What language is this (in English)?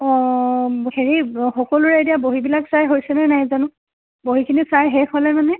Assamese